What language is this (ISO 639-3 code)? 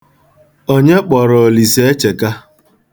ibo